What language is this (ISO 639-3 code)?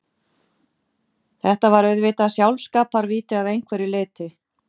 isl